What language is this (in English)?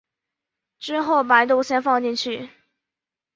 Chinese